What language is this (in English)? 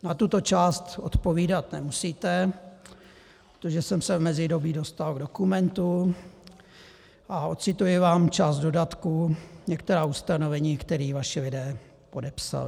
Czech